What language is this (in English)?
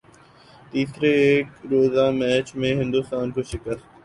Urdu